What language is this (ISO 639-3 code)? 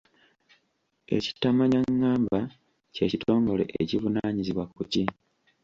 lug